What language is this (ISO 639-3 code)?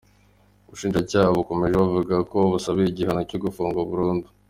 kin